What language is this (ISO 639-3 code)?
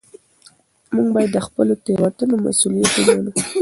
pus